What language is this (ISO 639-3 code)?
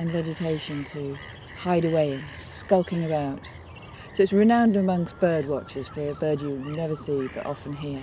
eng